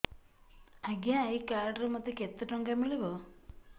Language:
Odia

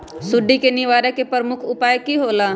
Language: Magahi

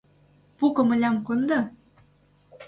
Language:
Mari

